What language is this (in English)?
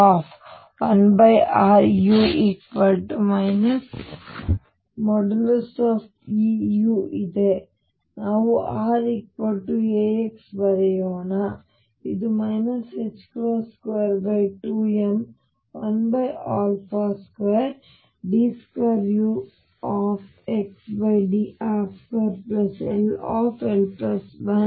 Kannada